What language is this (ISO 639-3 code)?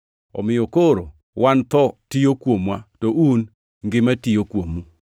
luo